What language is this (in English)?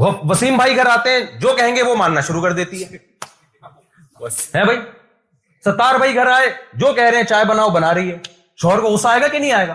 Urdu